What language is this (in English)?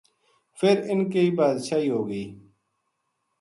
Gujari